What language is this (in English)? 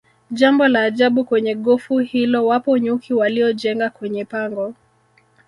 Swahili